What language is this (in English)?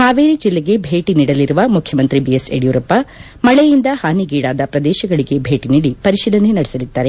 Kannada